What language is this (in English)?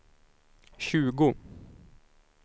Swedish